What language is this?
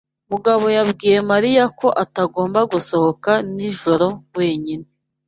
Kinyarwanda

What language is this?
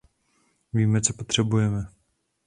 Czech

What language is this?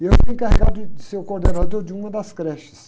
Portuguese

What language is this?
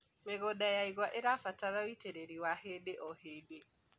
Kikuyu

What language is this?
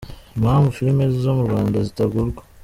Kinyarwanda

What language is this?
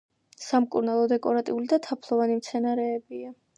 Georgian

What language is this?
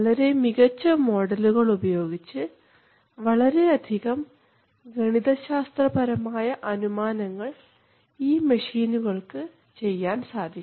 Malayalam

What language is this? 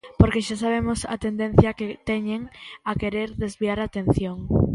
Galician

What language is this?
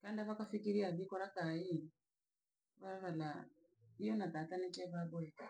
Langi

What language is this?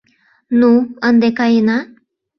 Mari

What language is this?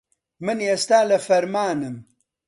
Central Kurdish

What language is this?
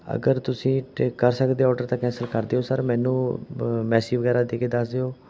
Punjabi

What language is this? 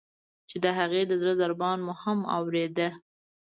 Pashto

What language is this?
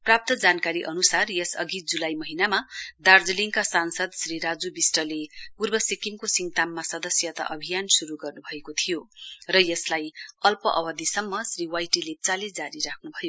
Nepali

